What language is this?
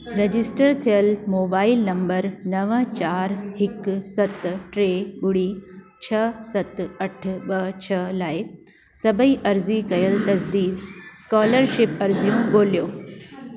Sindhi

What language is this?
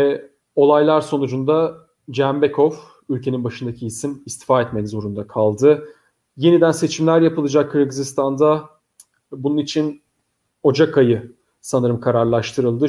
Turkish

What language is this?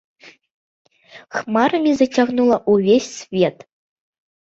Belarusian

